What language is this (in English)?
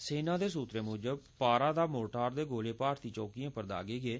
Dogri